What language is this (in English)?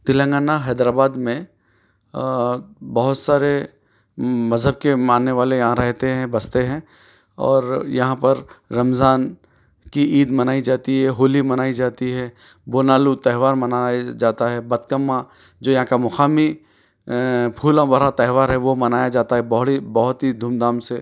Urdu